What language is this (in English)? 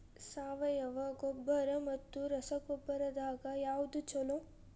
Kannada